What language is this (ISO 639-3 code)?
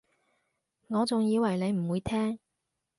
yue